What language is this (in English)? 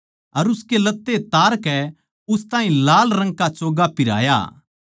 Haryanvi